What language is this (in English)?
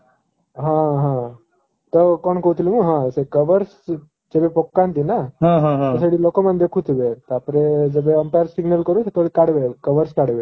Odia